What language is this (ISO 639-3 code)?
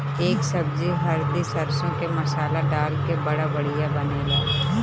bho